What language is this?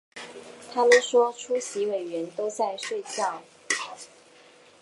Chinese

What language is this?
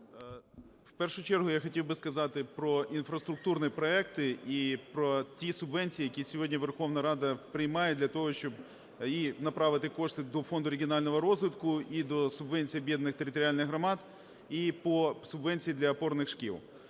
Ukrainian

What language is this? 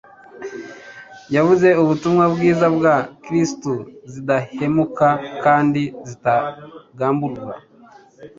Kinyarwanda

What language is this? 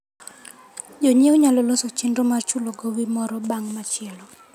Luo (Kenya and Tanzania)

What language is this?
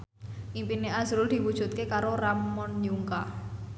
Javanese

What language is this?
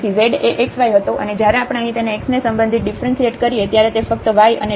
Gujarati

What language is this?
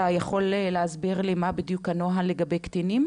Hebrew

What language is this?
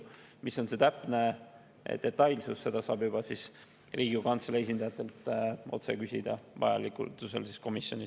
Estonian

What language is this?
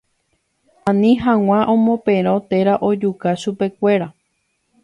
Guarani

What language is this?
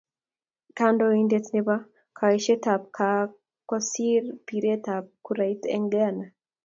Kalenjin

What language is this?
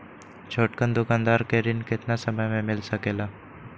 Magahi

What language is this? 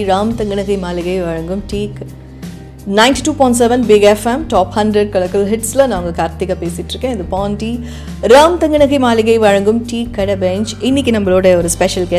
Tamil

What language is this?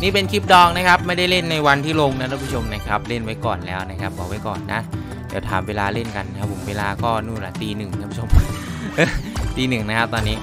Thai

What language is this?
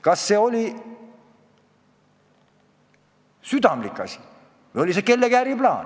Estonian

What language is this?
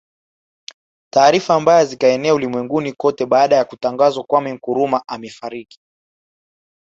Swahili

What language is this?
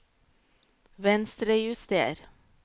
Norwegian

